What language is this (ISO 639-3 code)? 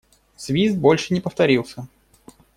rus